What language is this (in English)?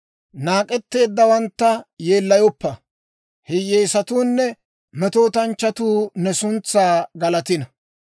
Dawro